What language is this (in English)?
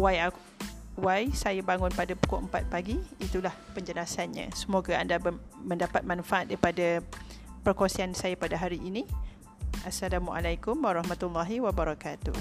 Malay